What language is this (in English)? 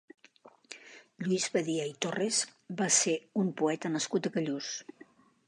Catalan